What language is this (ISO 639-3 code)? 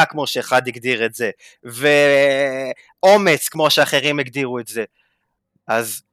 heb